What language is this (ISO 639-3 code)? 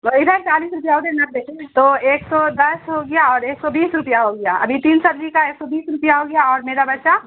urd